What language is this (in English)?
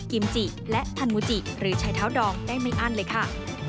Thai